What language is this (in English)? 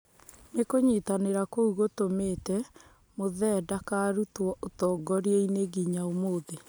Kikuyu